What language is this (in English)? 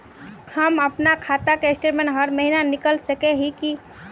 Magahi